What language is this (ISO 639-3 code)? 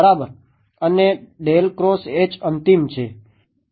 guj